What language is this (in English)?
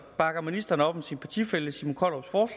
Danish